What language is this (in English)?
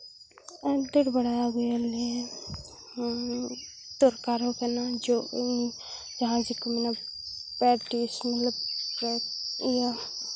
Santali